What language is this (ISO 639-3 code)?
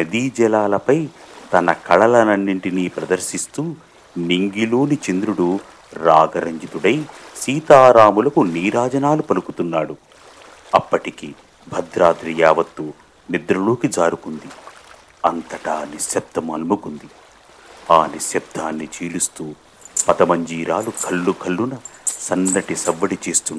tel